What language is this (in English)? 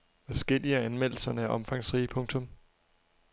Danish